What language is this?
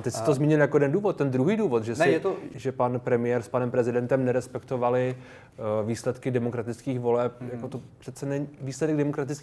Czech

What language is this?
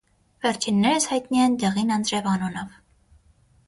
Armenian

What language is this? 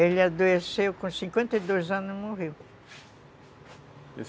Portuguese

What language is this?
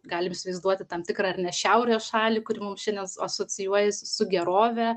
Lithuanian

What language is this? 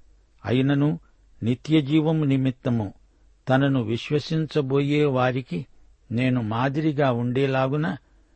Telugu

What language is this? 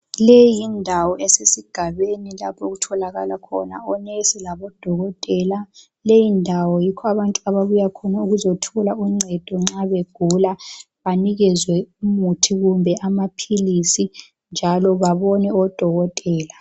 North Ndebele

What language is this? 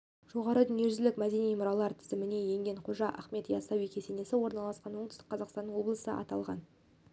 Kazakh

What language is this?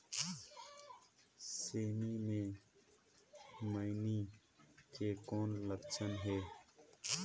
Chhattisgarhi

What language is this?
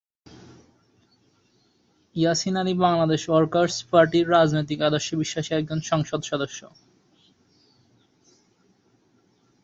Bangla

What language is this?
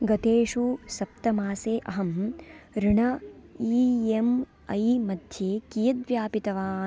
Sanskrit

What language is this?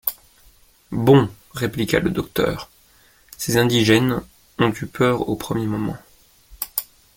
French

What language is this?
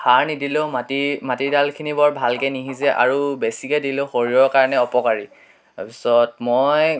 Assamese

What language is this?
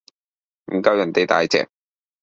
Cantonese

